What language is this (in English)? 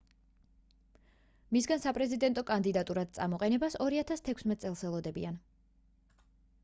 Georgian